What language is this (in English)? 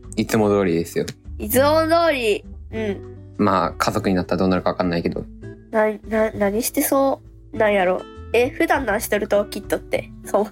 Japanese